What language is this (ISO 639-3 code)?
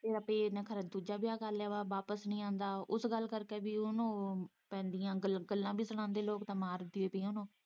pan